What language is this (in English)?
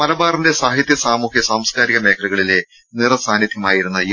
Malayalam